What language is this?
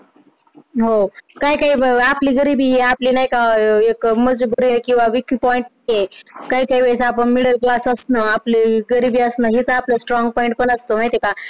Marathi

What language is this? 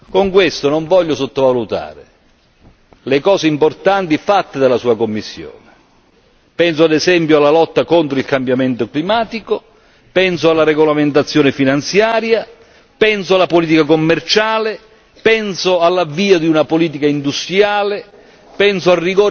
Italian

